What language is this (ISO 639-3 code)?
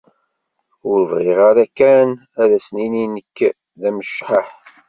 kab